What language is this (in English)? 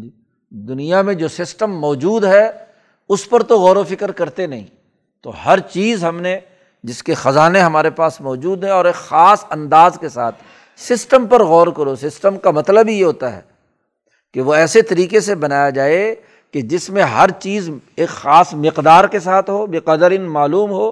Urdu